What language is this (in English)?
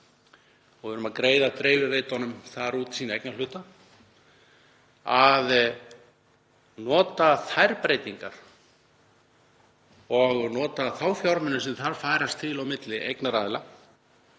Icelandic